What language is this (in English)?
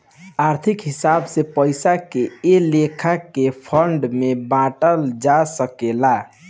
Bhojpuri